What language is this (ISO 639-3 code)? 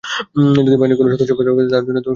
ben